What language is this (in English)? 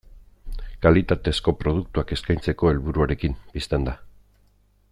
Basque